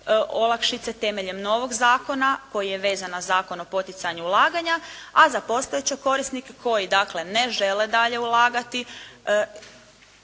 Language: Croatian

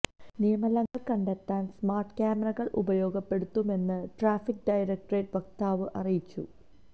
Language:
Malayalam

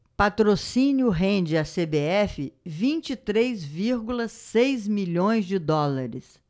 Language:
Portuguese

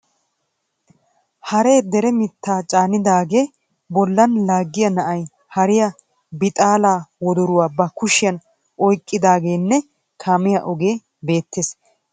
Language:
Wolaytta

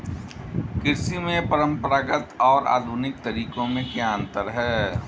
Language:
Hindi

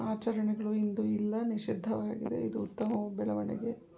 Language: Kannada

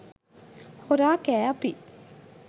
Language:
Sinhala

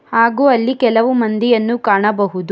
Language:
Kannada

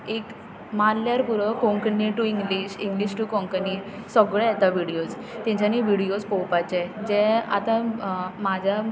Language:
Konkani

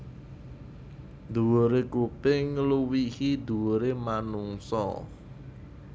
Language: Javanese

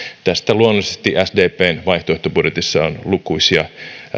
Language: Finnish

